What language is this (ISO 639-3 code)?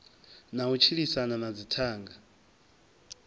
ven